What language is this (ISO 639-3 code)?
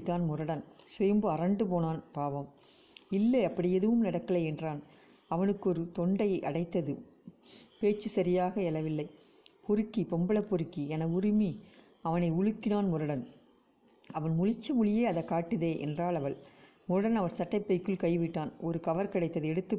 tam